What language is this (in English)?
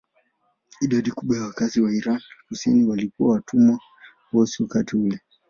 Swahili